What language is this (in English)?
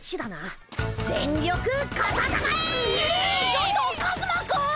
Japanese